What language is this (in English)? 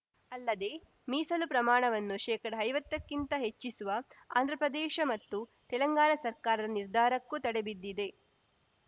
Kannada